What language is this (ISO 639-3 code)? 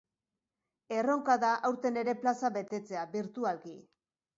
eus